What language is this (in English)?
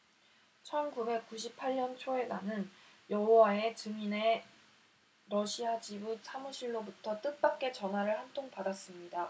Korean